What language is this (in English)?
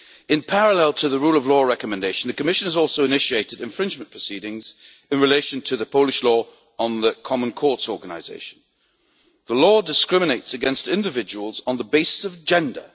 English